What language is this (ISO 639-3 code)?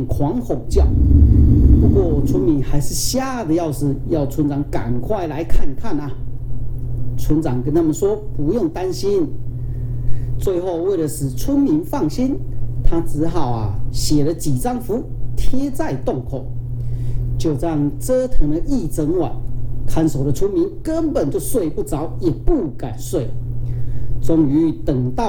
zho